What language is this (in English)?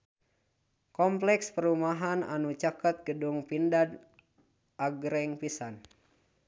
Sundanese